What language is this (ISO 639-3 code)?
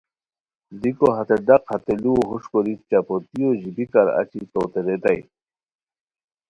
khw